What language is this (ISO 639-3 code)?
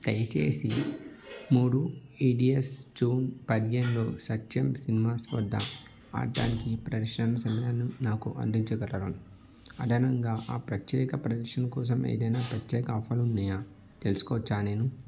tel